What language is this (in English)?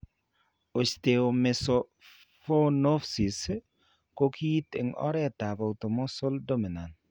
Kalenjin